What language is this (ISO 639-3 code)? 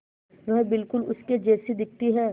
hin